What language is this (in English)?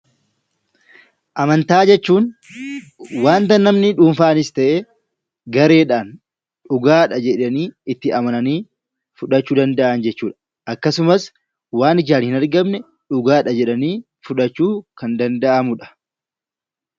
Oromo